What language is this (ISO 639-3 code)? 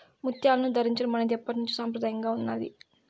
tel